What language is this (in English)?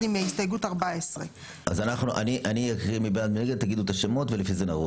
Hebrew